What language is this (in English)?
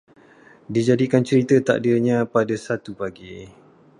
Malay